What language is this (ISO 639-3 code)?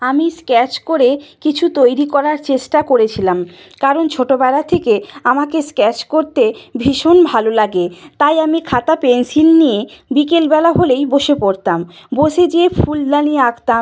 ben